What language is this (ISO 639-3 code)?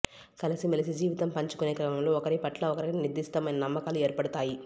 tel